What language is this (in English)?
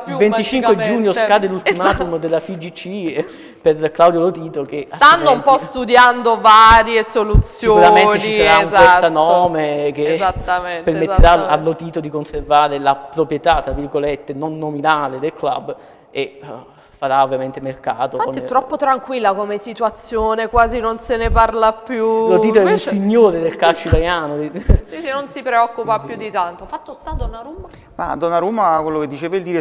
Italian